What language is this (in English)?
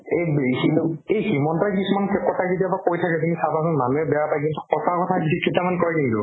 Assamese